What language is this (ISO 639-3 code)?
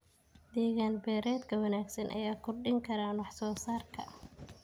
som